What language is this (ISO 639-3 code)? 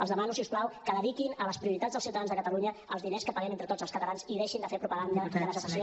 cat